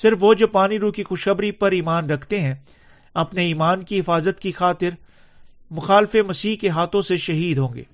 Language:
Urdu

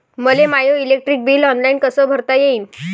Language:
Marathi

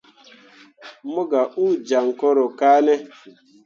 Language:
Mundang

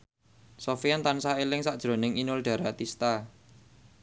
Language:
Javanese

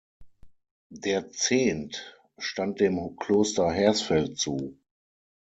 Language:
German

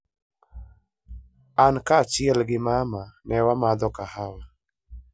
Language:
Luo (Kenya and Tanzania)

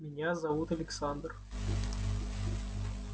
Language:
Russian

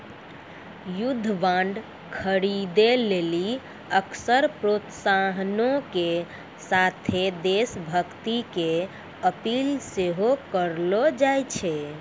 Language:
Maithili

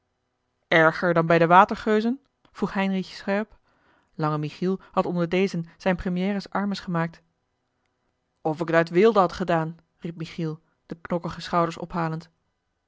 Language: Dutch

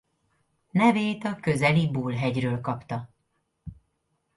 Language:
Hungarian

